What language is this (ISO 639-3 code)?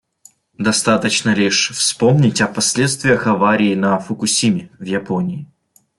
rus